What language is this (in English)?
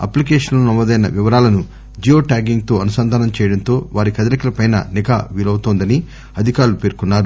Telugu